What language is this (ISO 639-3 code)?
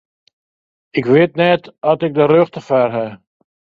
fry